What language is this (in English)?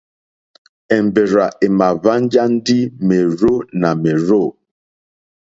Mokpwe